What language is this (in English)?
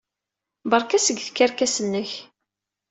Kabyle